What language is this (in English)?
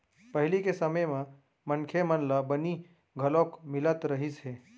Chhattisgarhi